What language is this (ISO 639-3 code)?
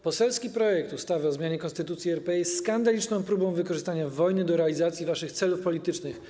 pol